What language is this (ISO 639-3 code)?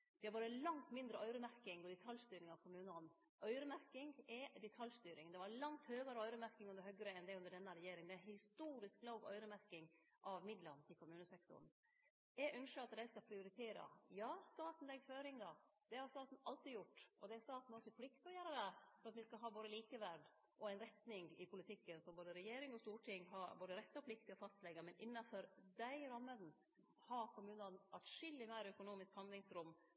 nno